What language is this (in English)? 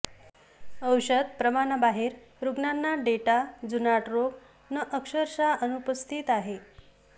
Marathi